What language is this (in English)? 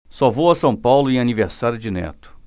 Portuguese